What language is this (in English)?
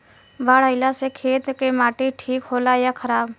Bhojpuri